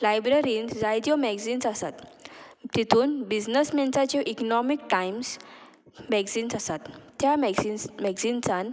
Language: Konkani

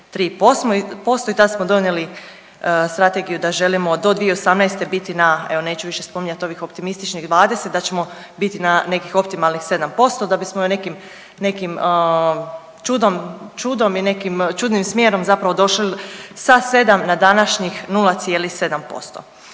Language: Croatian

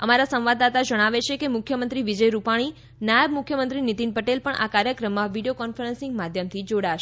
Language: Gujarati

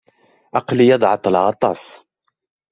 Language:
Kabyle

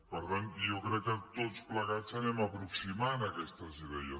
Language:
Catalan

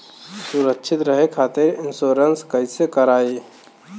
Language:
Bhojpuri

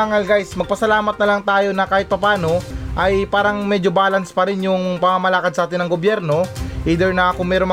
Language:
Filipino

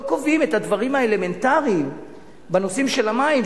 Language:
Hebrew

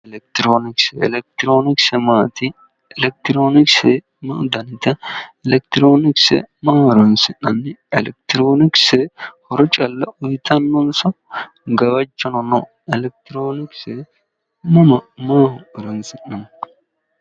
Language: Sidamo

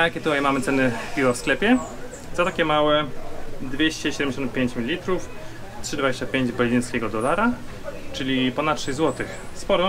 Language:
Polish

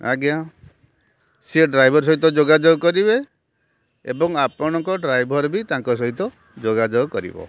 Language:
Odia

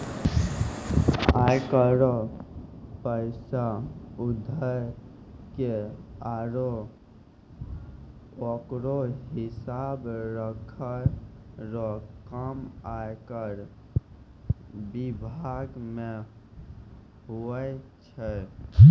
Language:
Maithili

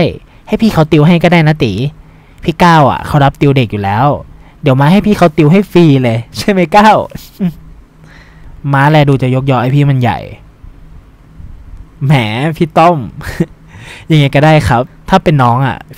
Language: Thai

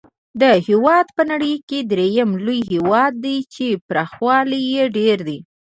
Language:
Pashto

